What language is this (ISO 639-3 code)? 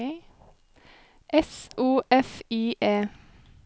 nor